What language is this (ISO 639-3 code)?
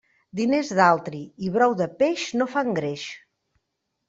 cat